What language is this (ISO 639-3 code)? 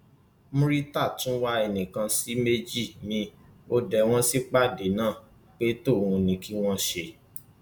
yor